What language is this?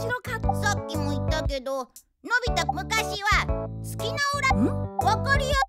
Japanese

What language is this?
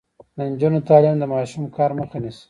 Pashto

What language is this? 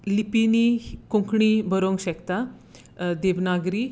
Konkani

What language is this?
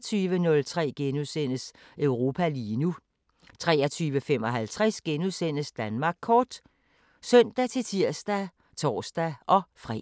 Danish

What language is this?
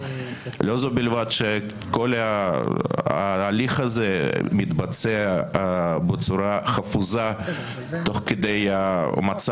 Hebrew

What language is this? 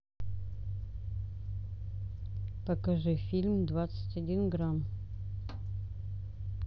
Russian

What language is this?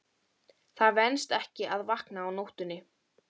Icelandic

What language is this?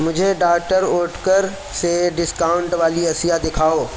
Urdu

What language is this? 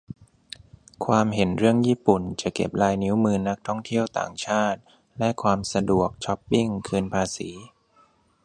Thai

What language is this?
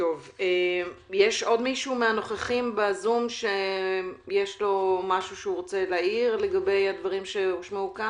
Hebrew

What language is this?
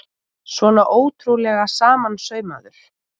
Icelandic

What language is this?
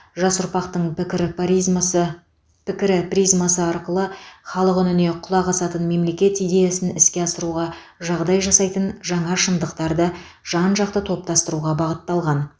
Kazakh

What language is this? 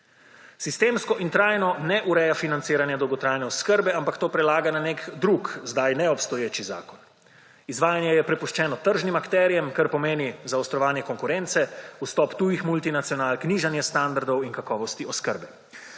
Slovenian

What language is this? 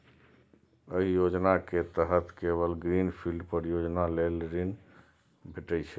Maithili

